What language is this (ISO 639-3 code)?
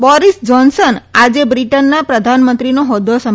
guj